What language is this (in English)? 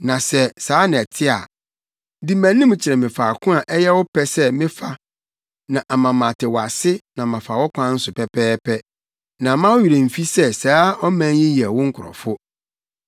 Akan